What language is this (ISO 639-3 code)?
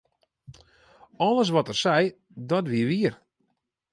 fry